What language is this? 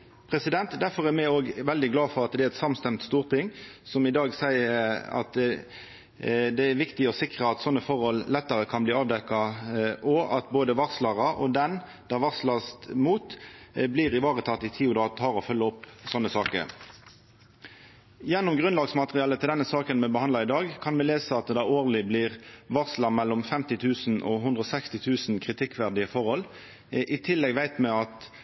Norwegian Nynorsk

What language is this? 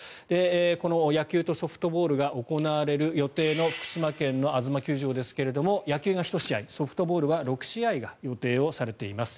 Japanese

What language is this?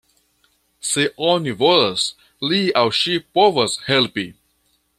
Esperanto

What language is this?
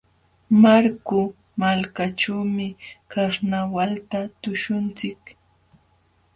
Jauja Wanca Quechua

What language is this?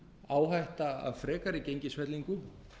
Icelandic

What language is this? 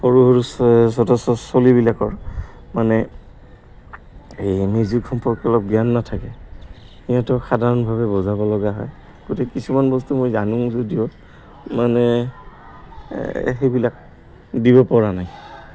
Assamese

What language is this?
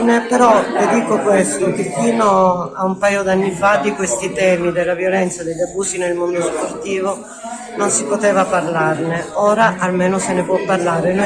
Italian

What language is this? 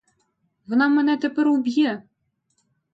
Ukrainian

